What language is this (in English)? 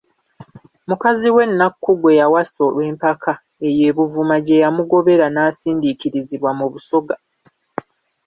Ganda